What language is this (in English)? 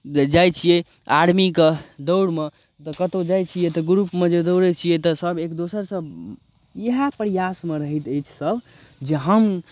Maithili